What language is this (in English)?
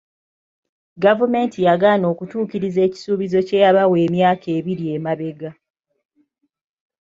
Ganda